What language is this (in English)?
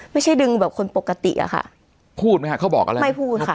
Thai